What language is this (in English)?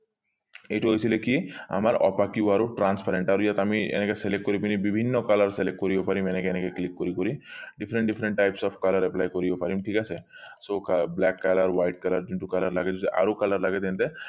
Assamese